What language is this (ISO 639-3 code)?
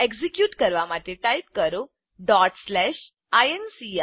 guj